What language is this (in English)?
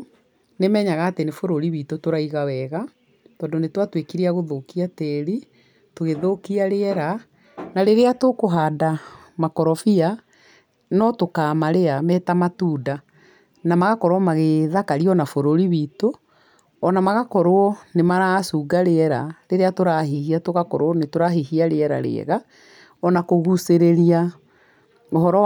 Kikuyu